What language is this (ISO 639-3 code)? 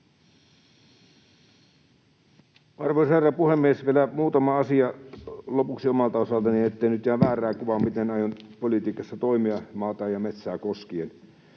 fin